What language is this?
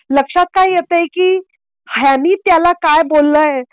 Marathi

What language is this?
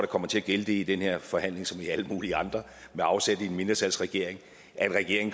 Danish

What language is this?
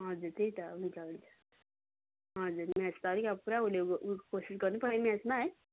Nepali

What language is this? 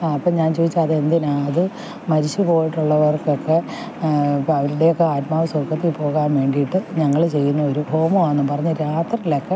Malayalam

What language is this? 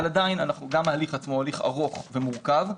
Hebrew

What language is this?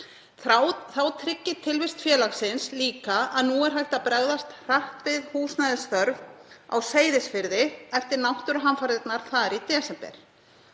Icelandic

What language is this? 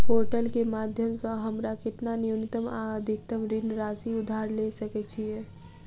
Maithili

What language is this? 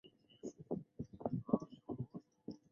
Chinese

